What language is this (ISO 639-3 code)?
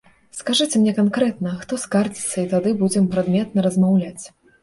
bel